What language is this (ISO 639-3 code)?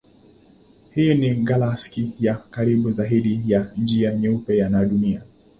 swa